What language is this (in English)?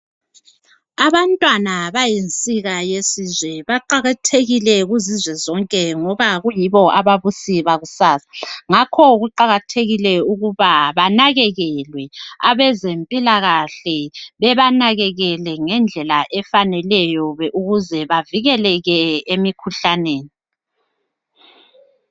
North Ndebele